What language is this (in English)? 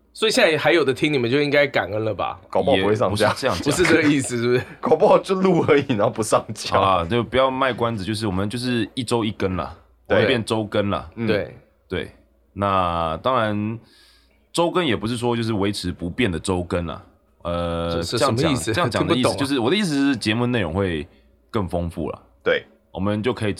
Chinese